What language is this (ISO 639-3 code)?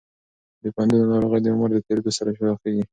pus